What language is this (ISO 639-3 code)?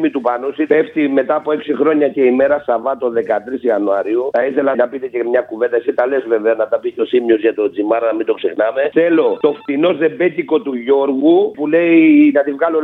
ell